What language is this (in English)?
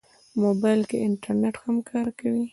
Pashto